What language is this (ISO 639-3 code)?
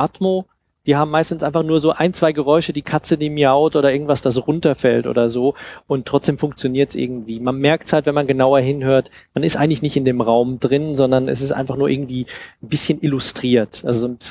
deu